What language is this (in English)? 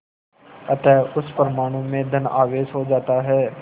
Hindi